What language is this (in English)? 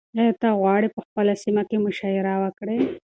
Pashto